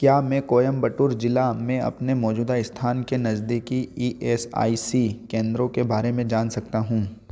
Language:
Hindi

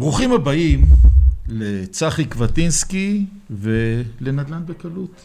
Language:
Hebrew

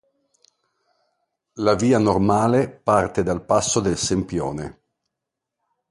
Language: Italian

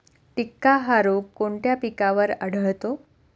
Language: Marathi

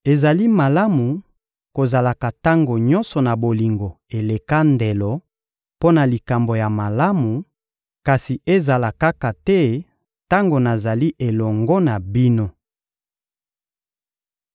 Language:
Lingala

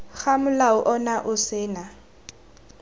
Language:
Tswana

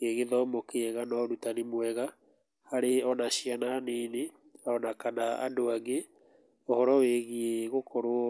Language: Kikuyu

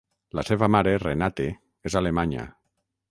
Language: Catalan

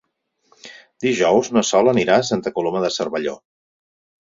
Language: Catalan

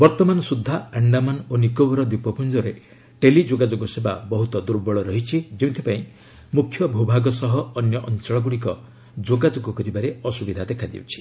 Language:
Odia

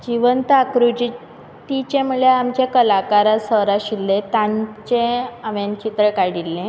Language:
Konkani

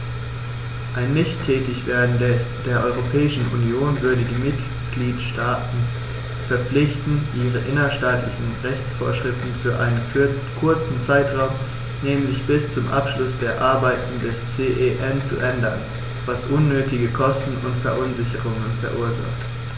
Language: German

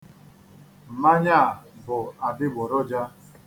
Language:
Igbo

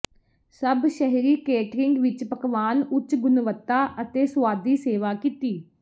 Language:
Punjabi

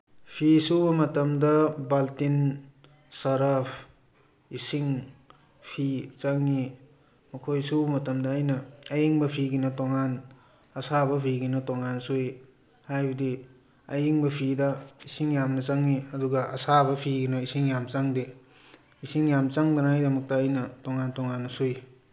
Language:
Manipuri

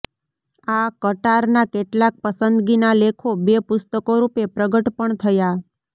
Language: Gujarati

